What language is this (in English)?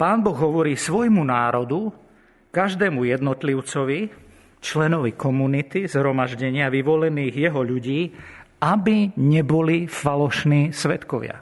Slovak